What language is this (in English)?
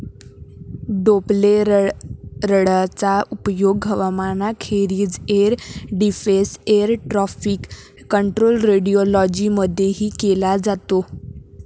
Marathi